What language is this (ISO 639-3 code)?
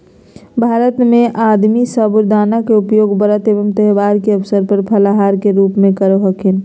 mag